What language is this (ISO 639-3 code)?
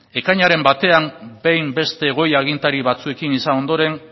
eus